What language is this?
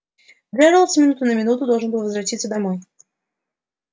Russian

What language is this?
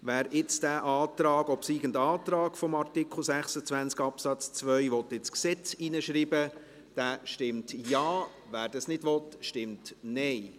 Swiss German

